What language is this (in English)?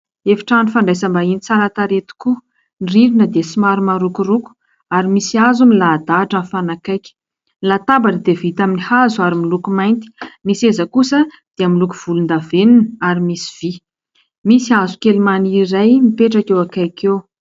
Malagasy